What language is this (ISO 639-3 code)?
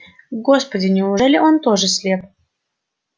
rus